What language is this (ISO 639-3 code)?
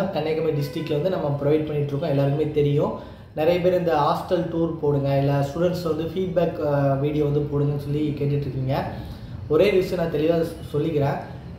tam